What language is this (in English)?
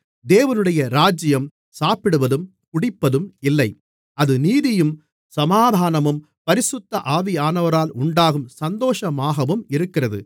Tamil